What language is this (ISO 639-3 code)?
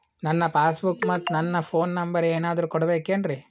kan